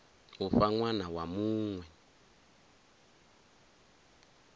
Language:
Venda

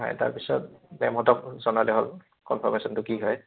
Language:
Assamese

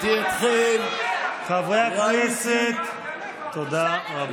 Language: Hebrew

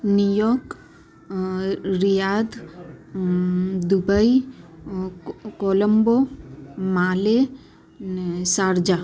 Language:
Gujarati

